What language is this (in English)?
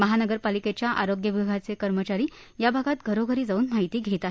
Marathi